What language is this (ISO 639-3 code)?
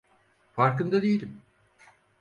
tur